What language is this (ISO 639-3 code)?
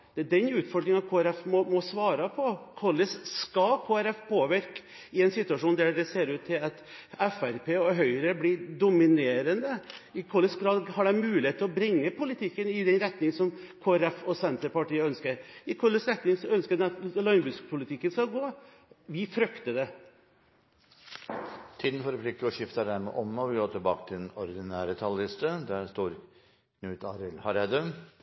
nor